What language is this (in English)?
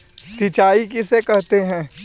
Magahi